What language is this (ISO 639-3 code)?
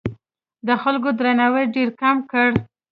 pus